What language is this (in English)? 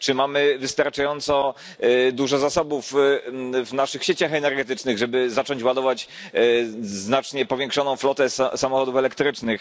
Polish